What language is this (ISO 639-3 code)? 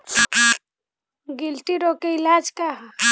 bho